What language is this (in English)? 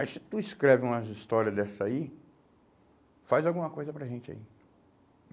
Portuguese